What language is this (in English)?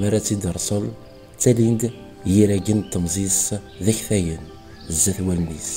Arabic